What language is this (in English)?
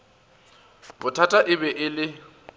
Northern Sotho